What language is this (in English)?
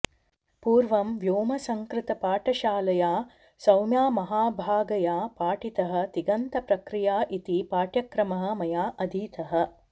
Sanskrit